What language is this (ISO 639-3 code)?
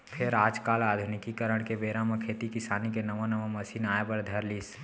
hne